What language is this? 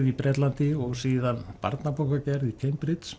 Icelandic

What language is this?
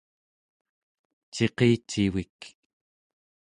Central Yupik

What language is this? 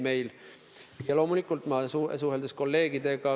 Estonian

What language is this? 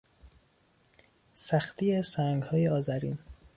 Persian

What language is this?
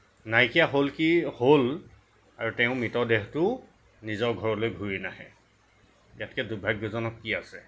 Assamese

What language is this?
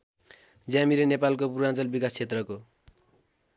Nepali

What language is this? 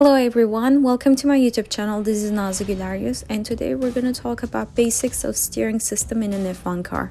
English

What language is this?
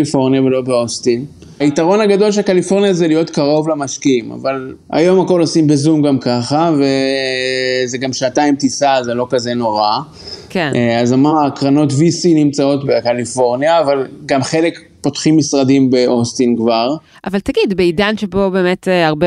Hebrew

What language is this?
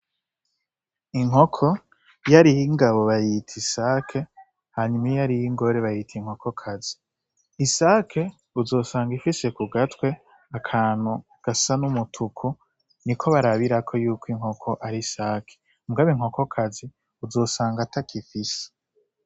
Rundi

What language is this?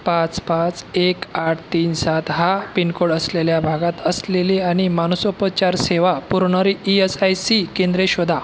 Marathi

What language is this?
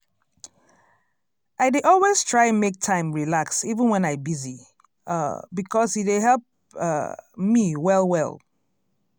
Nigerian Pidgin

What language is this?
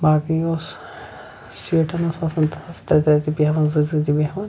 Kashmiri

